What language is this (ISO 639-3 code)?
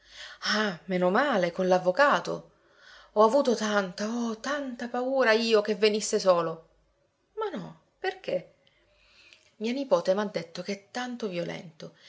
ita